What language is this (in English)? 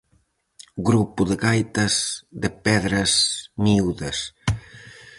Galician